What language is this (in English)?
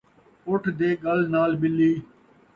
Saraiki